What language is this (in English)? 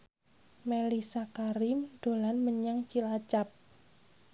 Javanese